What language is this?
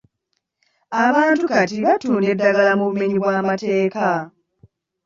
Ganda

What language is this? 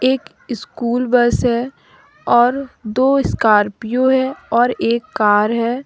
Hindi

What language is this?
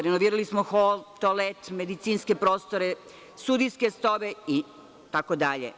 Serbian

